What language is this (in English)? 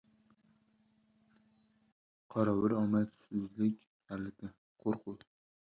Uzbek